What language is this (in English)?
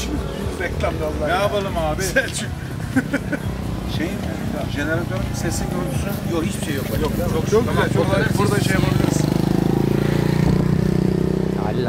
Turkish